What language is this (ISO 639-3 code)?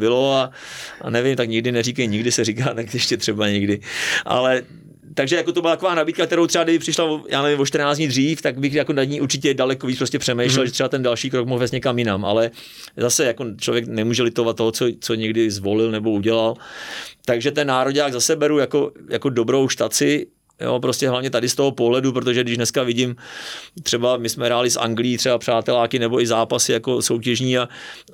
ces